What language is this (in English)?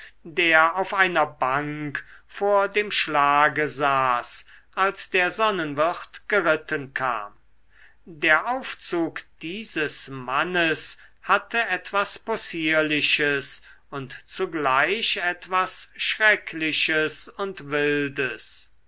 German